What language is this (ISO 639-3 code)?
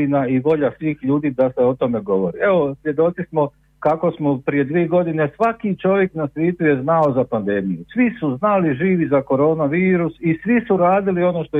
hrv